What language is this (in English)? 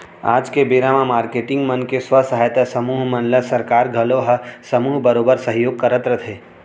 Chhattisgarhi